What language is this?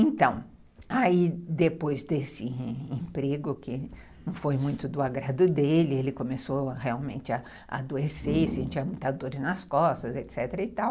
Portuguese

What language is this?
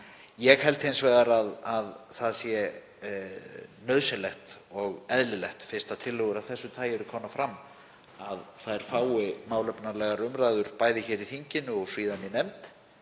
Icelandic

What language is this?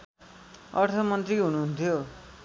Nepali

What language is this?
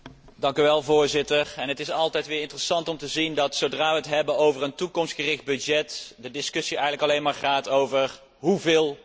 Dutch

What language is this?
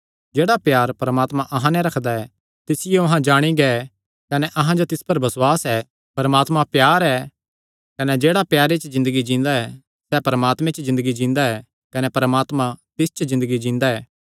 Kangri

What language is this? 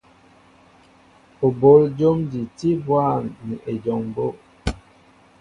Mbo (Cameroon)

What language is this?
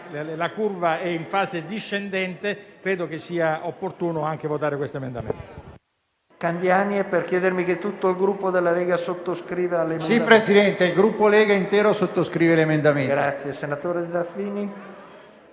Italian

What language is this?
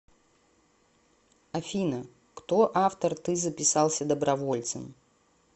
Russian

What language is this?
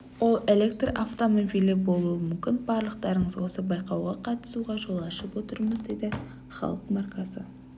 Kazakh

